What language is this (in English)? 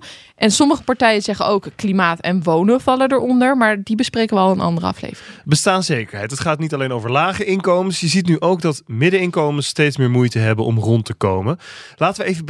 Dutch